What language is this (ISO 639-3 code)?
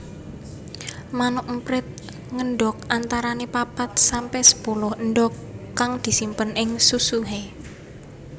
jav